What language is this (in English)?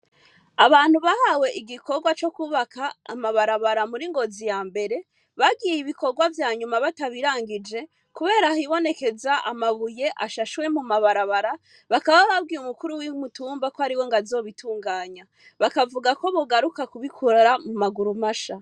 Rundi